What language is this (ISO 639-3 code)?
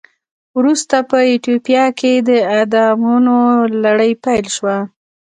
pus